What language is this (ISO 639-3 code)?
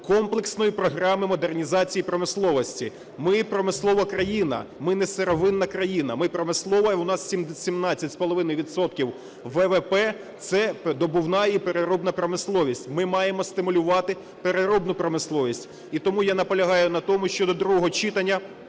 ukr